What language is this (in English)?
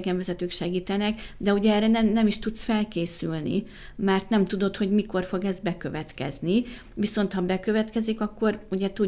Hungarian